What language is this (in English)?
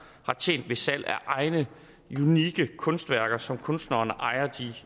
Danish